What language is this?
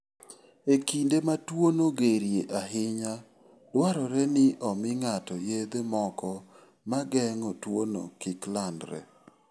Luo (Kenya and Tanzania)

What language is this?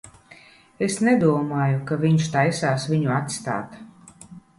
Latvian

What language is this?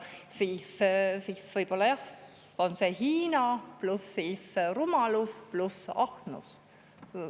Estonian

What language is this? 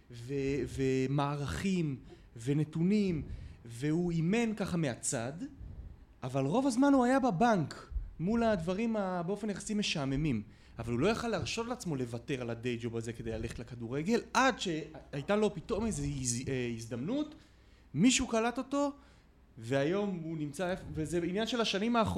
Hebrew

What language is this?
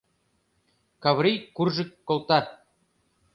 Mari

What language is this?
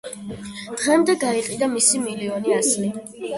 Georgian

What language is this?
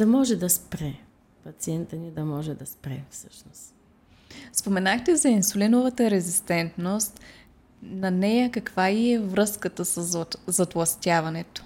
Bulgarian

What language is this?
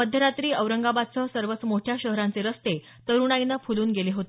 Marathi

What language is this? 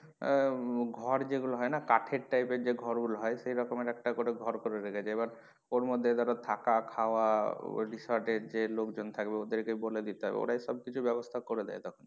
Bangla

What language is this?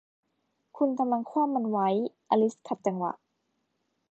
Thai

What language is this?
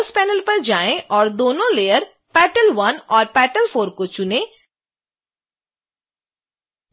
Hindi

